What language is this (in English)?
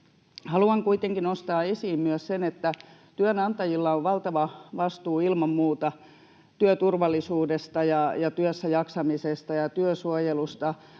Finnish